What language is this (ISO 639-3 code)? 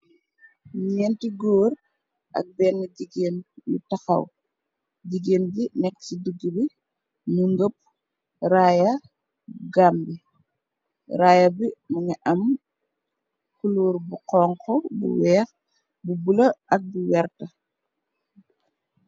wol